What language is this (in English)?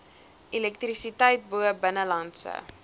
Afrikaans